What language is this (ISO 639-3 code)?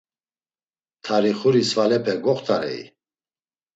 lzz